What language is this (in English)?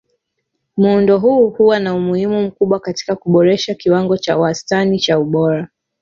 Swahili